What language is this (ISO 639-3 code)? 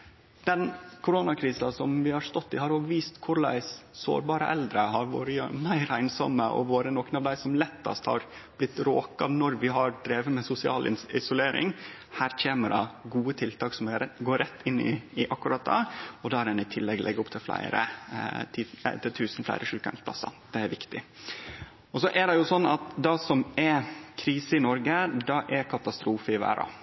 nno